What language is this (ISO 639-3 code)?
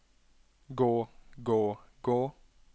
nor